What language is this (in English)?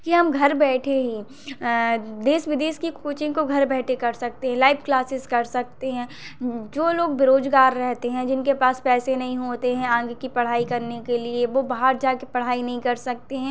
Hindi